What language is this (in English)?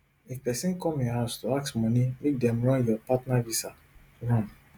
Nigerian Pidgin